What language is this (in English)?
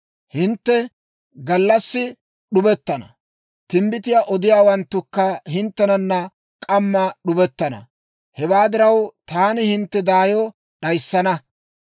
Dawro